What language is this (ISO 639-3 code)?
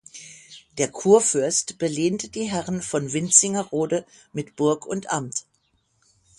deu